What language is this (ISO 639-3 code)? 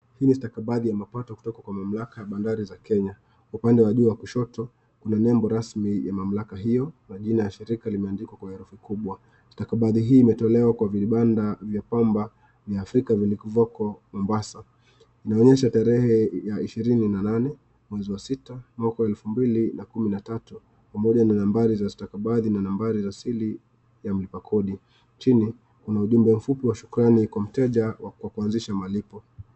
swa